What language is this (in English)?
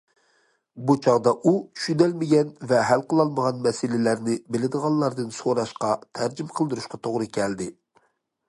Uyghur